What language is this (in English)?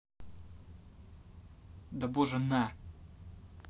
Russian